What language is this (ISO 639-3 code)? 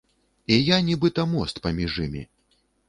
bel